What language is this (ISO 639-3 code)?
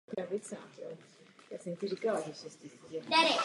ces